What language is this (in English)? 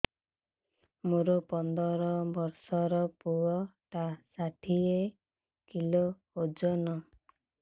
Odia